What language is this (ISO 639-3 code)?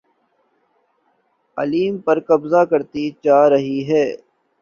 urd